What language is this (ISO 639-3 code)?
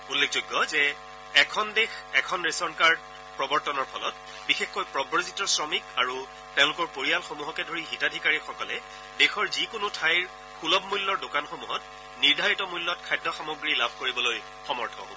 asm